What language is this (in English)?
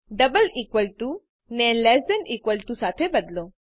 Gujarati